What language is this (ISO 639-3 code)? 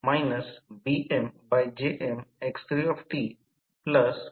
mar